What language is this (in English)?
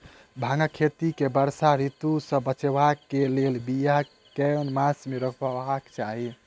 Maithili